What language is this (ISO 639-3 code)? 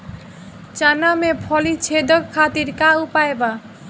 bho